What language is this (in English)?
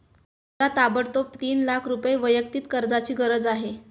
Marathi